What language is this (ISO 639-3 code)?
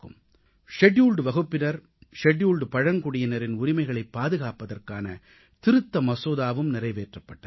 tam